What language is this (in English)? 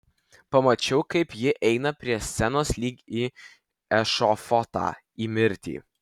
Lithuanian